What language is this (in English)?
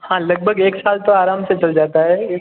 Hindi